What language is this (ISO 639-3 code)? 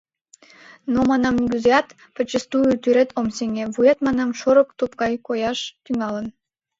chm